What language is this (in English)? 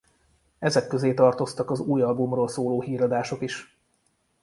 Hungarian